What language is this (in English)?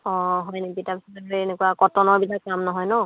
Assamese